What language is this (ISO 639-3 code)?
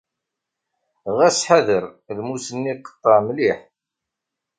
kab